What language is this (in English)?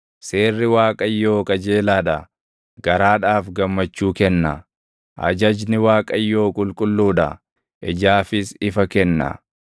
Oromo